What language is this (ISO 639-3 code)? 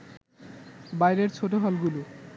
ben